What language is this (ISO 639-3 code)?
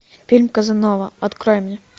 rus